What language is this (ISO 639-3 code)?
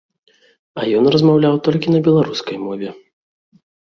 bel